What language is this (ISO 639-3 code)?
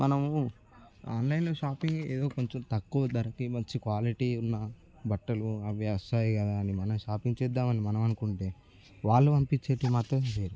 tel